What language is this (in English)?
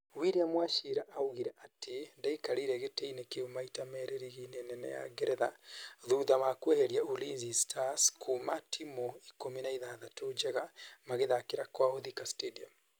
Kikuyu